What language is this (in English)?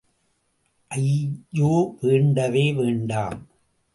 Tamil